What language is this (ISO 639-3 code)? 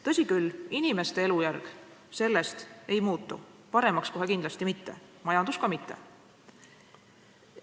est